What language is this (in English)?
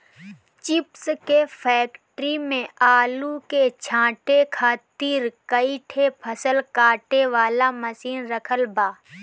Bhojpuri